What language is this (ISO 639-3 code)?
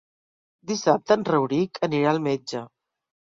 cat